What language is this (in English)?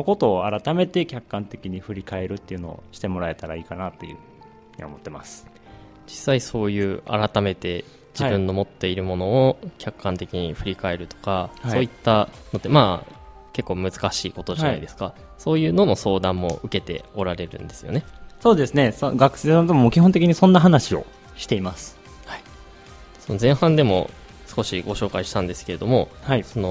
Japanese